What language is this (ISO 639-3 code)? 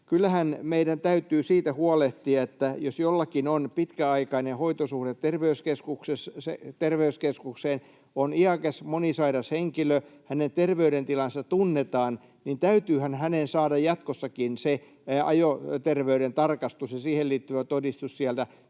fin